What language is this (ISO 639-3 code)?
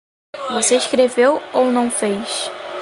por